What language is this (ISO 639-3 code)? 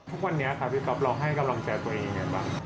tha